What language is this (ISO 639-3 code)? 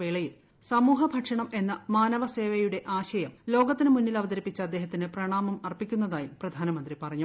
mal